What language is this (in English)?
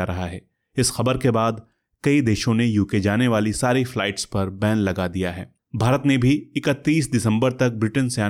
Hindi